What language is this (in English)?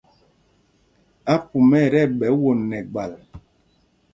Mpumpong